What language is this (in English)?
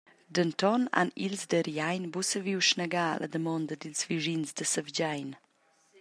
Romansh